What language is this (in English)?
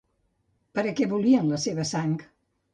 Catalan